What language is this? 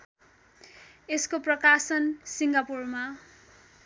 Nepali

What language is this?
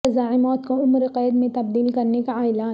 Urdu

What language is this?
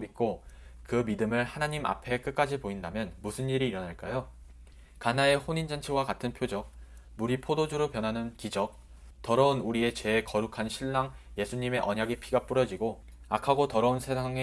Korean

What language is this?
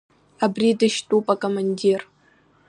Abkhazian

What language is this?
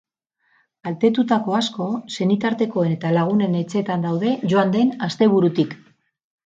Basque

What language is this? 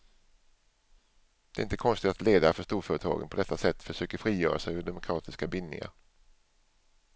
Swedish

